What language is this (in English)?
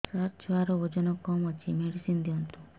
Odia